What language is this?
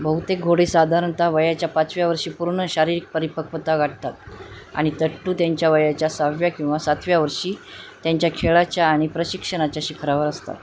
Marathi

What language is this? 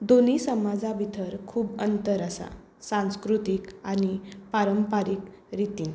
Konkani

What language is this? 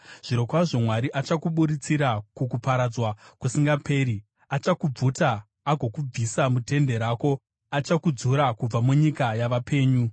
Shona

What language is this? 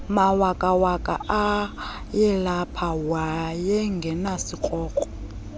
Xhosa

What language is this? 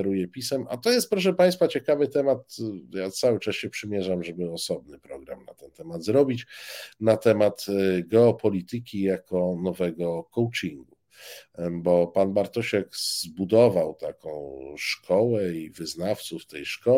Polish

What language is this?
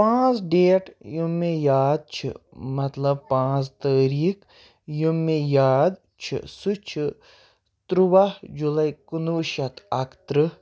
Kashmiri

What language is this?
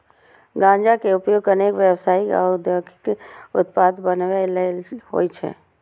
Maithili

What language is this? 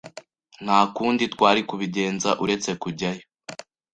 Kinyarwanda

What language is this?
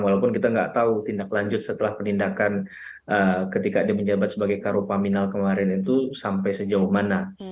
Indonesian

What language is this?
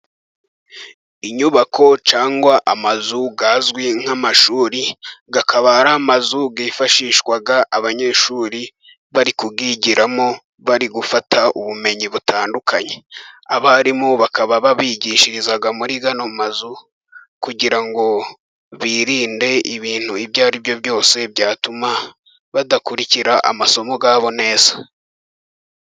Kinyarwanda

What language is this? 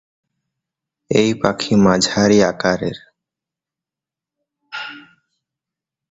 Bangla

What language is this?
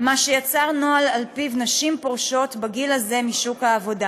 Hebrew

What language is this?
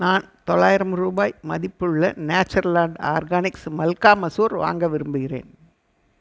Tamil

